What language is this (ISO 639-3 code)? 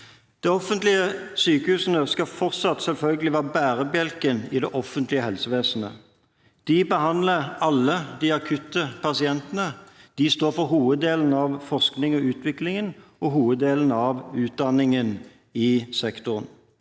nor